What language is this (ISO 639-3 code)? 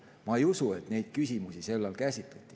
est